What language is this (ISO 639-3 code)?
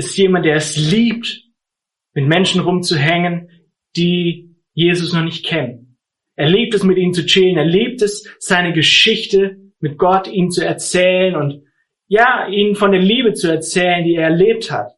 deu